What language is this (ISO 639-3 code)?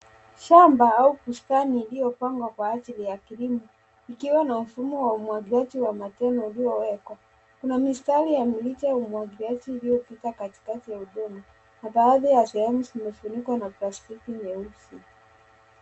swa